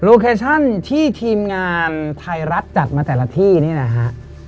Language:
Thai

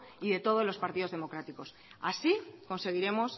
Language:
Spanish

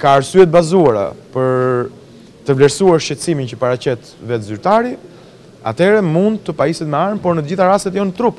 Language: Romanian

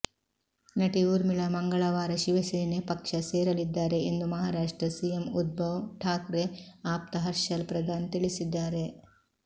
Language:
Kannada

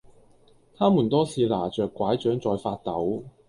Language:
Cantonese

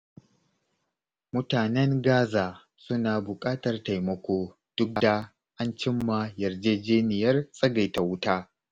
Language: Hausa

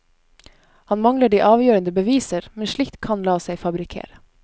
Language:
Norwegian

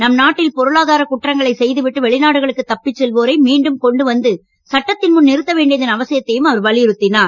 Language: Tamil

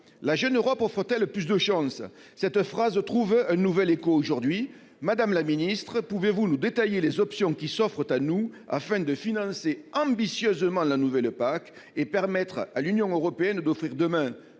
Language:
French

